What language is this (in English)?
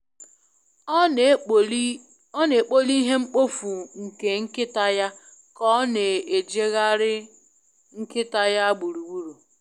Igbo